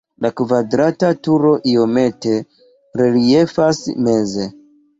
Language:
Esperanto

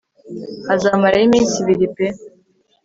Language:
Kinyarwanda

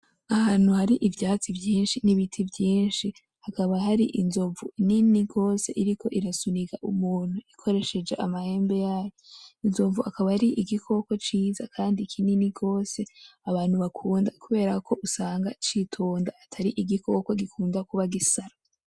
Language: Rundi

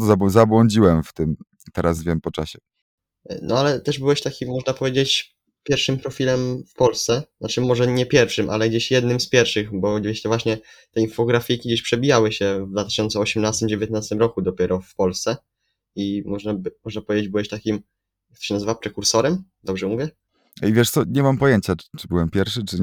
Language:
Polish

